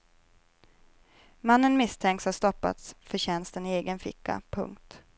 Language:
Swedish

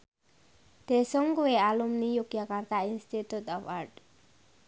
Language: Javanese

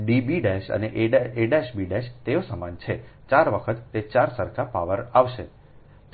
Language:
Gujarati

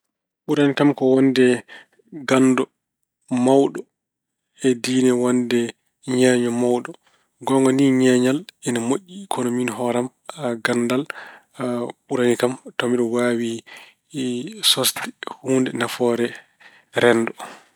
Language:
Fula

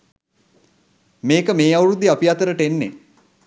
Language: Sinhala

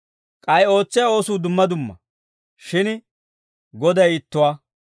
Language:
Dawro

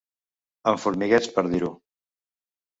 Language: Catalan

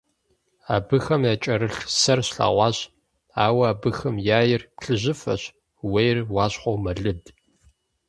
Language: Kabardian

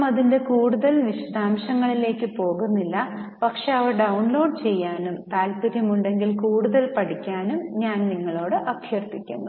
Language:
Malayalam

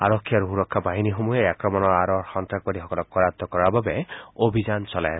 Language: Assamese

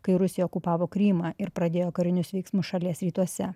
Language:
Lithuanian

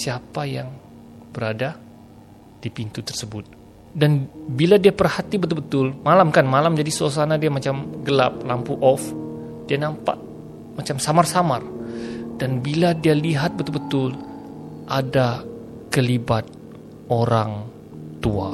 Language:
Malay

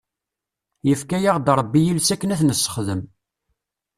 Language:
Kabyle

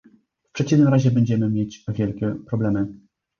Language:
Polish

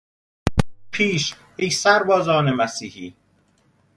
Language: Persian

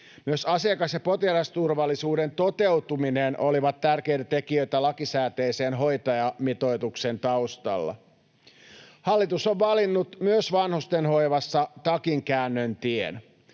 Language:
Finnish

